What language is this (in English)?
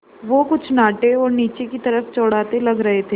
Hindi